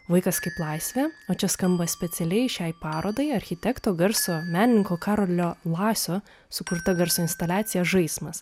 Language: Lithuanian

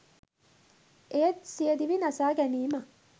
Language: Sinhala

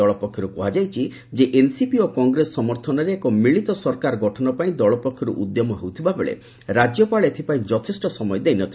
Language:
Odia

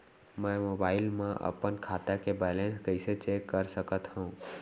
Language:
Chhattisgarhi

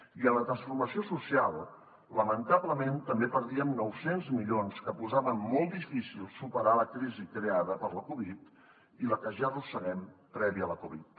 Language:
Catalan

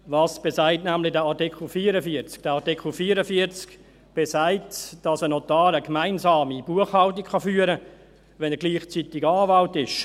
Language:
Swiss German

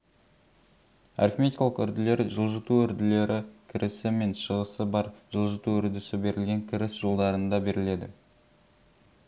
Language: Kazakh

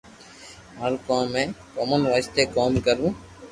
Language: Loarki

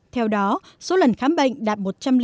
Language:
Vietnamese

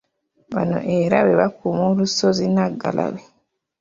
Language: Ganda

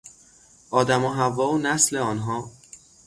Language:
Persian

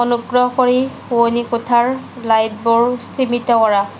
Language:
Assamese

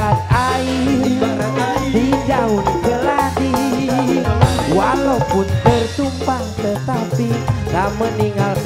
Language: Thai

